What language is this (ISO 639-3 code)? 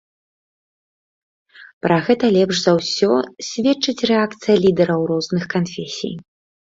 bel